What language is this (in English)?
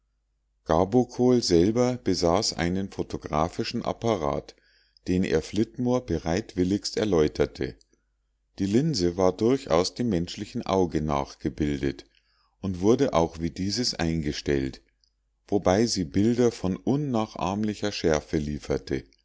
German